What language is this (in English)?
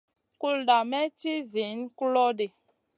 Masana